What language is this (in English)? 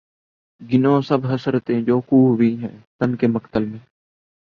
Urdu